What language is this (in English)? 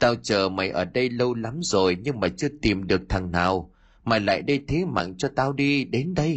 Vietnamese